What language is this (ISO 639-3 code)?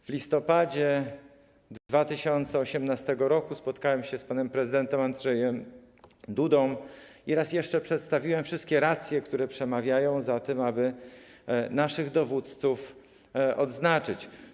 pol